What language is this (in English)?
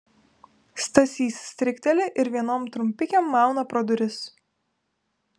Lithuanian